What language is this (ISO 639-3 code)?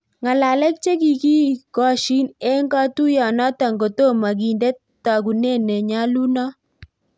kln